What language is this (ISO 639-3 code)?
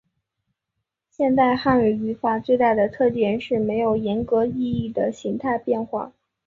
zho